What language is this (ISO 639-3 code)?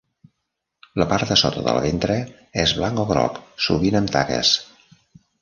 cat